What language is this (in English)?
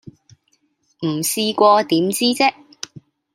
Cantonese